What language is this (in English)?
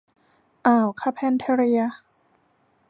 Thai